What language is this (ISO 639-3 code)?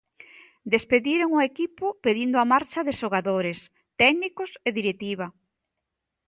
glg